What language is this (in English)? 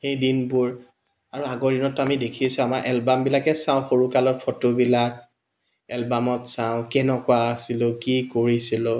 Assamese